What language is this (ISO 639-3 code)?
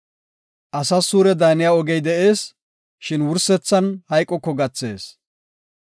gof